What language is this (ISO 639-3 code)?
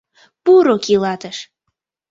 chm